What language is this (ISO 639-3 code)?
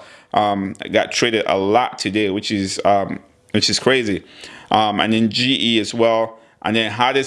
eng